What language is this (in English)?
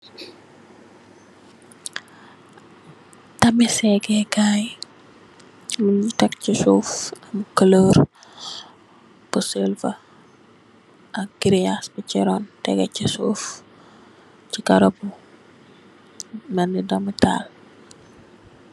Wolof